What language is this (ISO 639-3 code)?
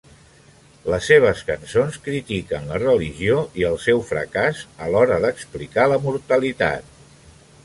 cat